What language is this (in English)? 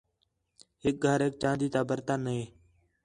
Khetrani